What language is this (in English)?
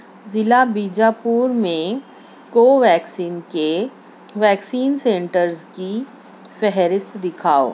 Urdu